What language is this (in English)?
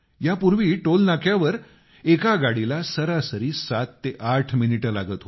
Marathi